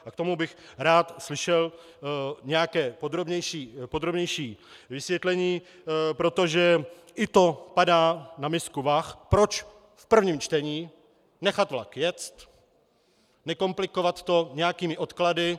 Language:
Czech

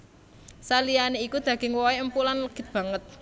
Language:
Javanese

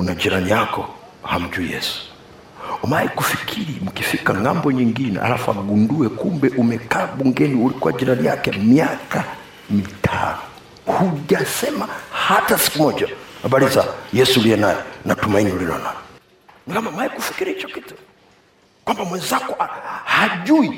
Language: Swahili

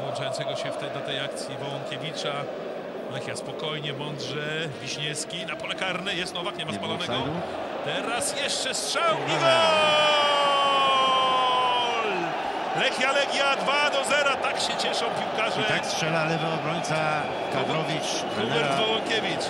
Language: Polish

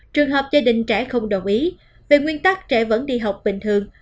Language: Vietnamese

